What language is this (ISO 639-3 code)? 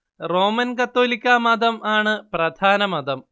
mal